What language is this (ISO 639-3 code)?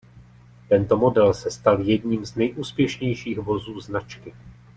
ces